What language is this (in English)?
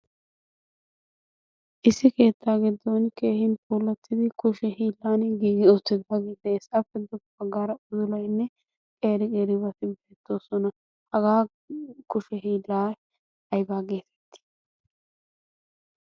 Wolaytta